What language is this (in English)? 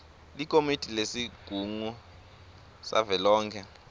Swati